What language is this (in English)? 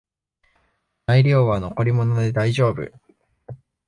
Japanese